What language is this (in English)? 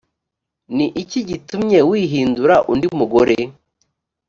Kinyarwanda